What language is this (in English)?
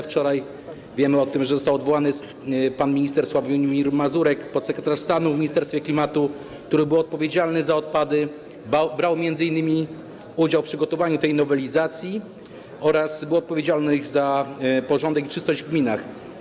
Polish